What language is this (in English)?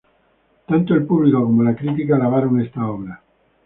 Spanish